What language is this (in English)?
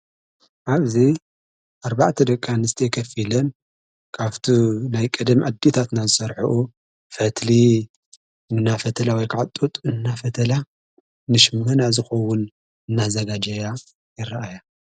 Tigrinya